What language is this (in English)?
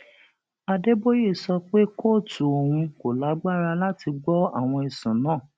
Yoruba